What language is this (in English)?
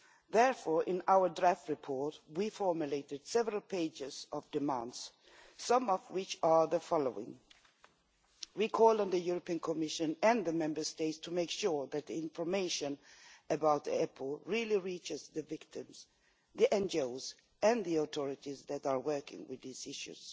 English